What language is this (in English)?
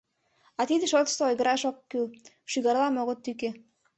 Mari